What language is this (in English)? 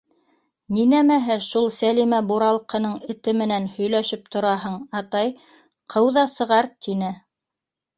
Bashkir